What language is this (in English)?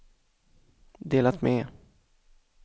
Swedish